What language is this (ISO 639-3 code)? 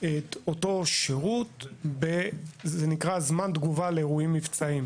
heb